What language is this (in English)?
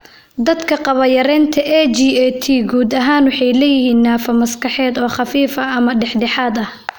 Somali